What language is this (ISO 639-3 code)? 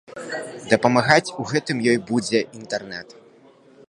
bel